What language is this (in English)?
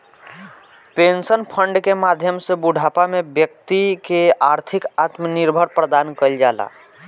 Bhojpuri